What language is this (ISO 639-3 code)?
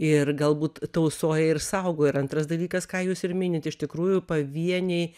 lit